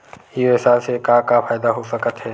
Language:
Chhattisgarhi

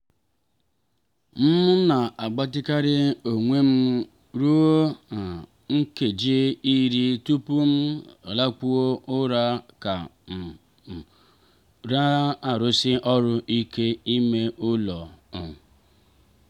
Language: Igbo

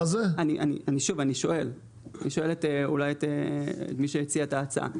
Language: Hebrew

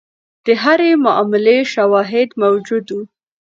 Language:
Pashto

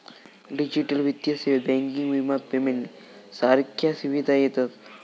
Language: Marathi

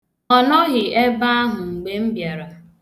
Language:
Igbo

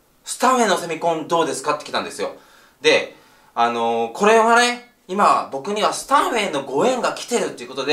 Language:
Japanese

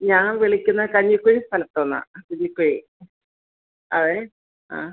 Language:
Malayalam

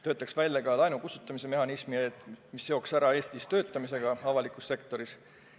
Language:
Estonian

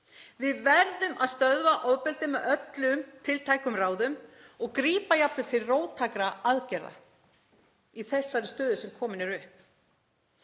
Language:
Icelandic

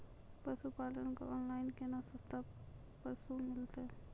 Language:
Maithili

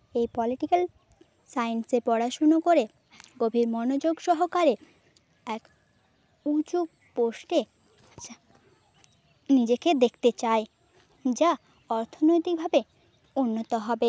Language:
Bangla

